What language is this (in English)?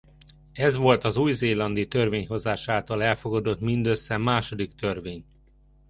Hungarian